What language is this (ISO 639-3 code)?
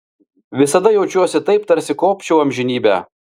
lit